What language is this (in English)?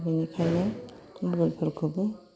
Bodo